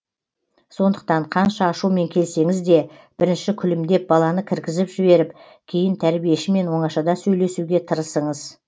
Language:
Kazakh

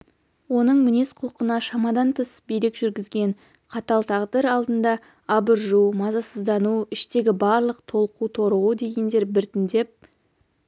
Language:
Kazakh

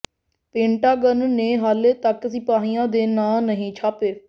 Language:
Punjabi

